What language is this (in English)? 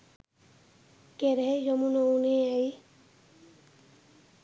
Sinhala